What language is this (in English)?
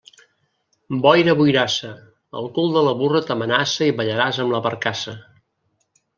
Catalan